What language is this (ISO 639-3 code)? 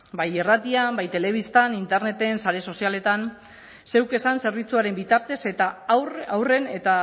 eus